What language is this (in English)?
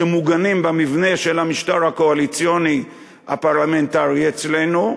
Hebrew